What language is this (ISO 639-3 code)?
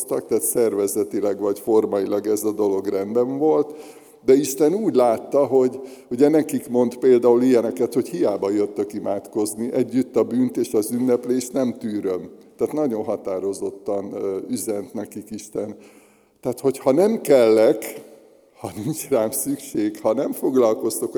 hun